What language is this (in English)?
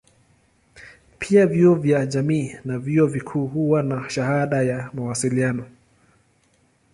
Swahili